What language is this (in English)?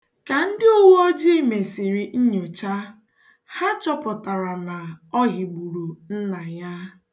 Igbo